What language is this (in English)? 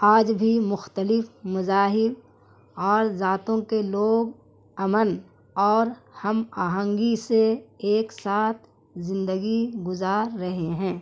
Urdu